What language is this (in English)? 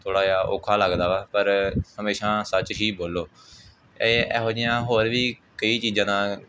Punjabi